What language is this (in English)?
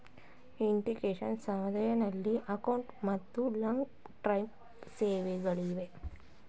Kannada